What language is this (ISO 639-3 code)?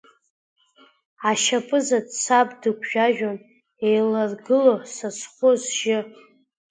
abk